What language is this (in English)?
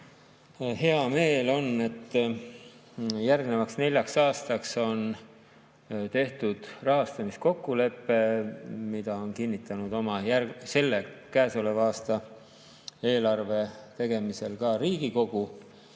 Estonian